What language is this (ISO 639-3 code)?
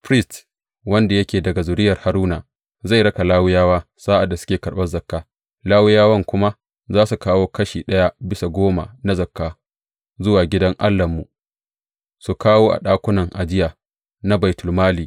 hau